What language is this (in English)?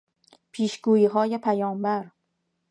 Persian